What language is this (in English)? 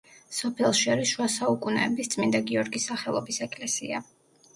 Georgian